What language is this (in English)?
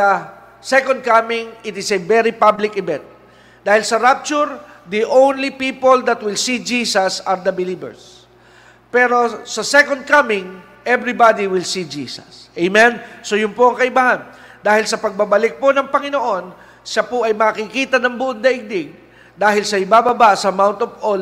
Filipino